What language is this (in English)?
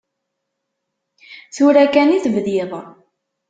Kabyle